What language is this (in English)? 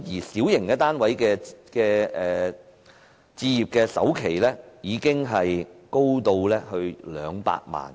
Cantonese